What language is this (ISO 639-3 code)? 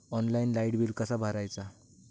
mar